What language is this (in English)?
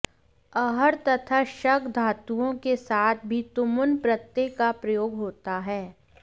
Sanskrit